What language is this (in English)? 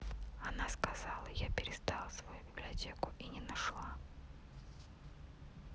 Russian